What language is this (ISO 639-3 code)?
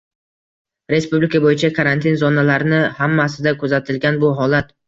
uzb